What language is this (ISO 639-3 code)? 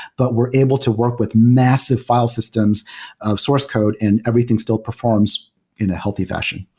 eng